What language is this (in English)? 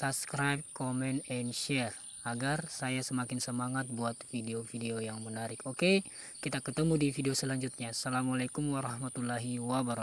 Indonesian